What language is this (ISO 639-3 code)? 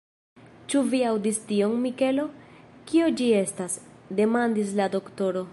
epo